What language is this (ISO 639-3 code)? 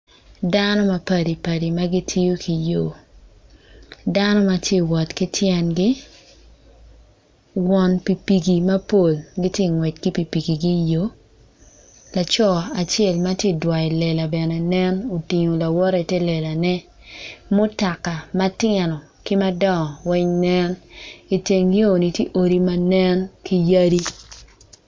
ach